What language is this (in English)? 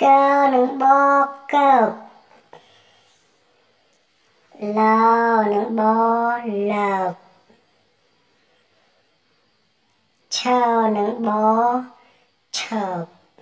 Vietnamese